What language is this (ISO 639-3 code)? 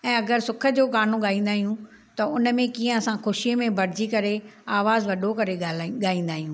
snd